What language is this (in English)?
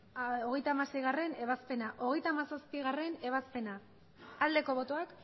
Basque